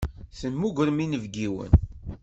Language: Kabyle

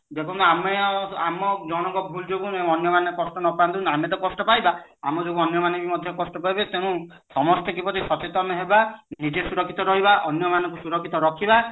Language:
Odia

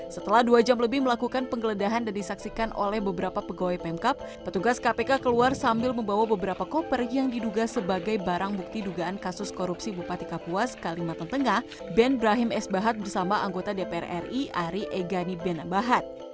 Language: Indonesian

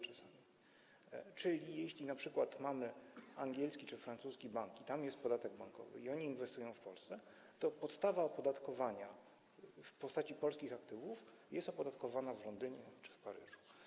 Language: Polish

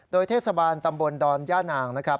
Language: Thai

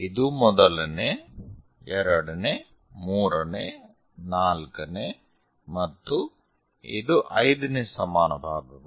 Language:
Kannada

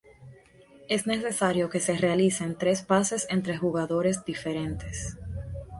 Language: Spanish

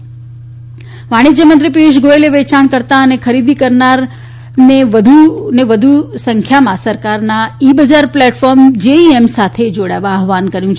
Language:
Gujarati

